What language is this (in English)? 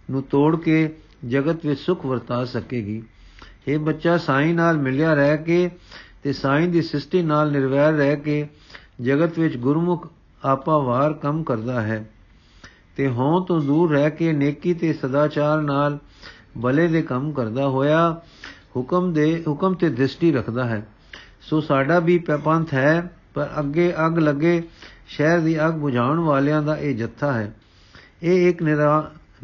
Punjabi